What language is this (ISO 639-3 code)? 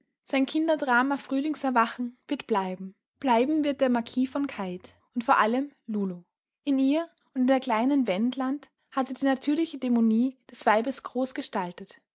deu